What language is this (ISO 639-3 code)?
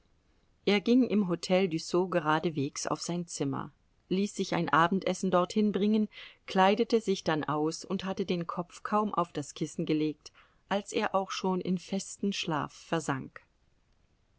deu